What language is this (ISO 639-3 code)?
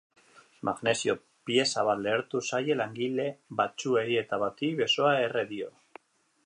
eus